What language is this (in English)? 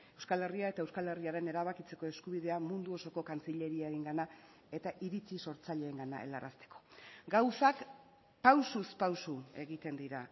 Basque